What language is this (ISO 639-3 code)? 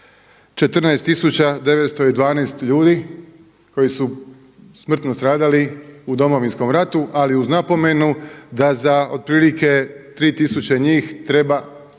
hrv